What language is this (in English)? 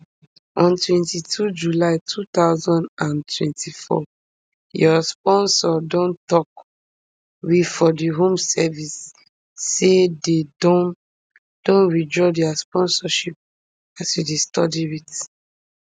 Nigerian Pidgin